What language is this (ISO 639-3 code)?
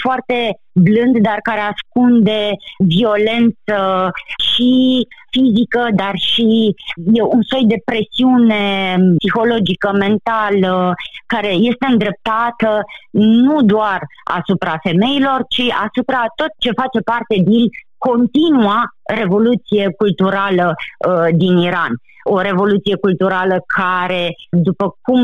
ron